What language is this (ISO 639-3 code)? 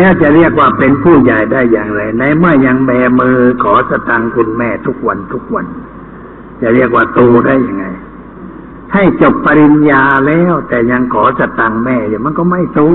tha